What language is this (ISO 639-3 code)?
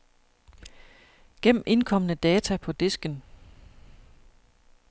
dan